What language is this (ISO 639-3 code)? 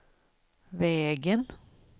swe